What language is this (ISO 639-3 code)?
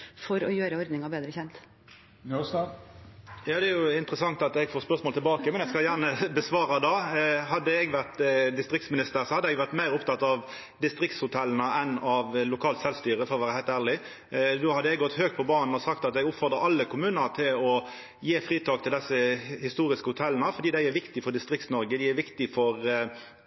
nor